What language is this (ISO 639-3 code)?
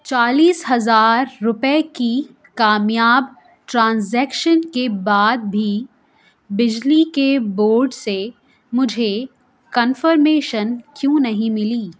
urd